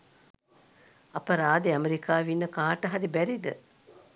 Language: Sinhala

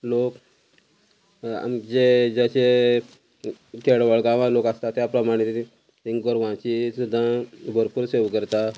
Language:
Konkani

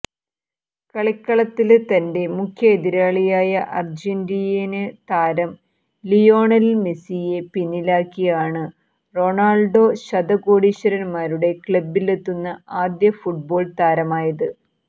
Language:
Malayalam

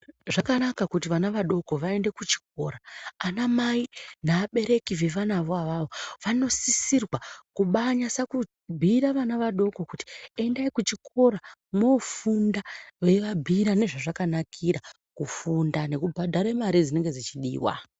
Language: Ndau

